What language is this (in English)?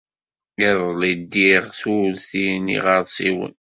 Kabyle